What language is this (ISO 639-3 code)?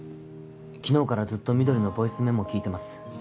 jpn